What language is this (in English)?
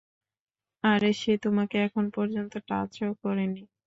Bangla